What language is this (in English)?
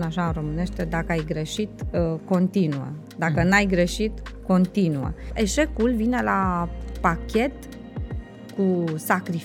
Romanian